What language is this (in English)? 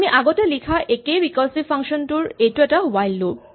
Assamese